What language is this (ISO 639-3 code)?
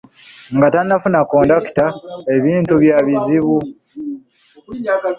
lug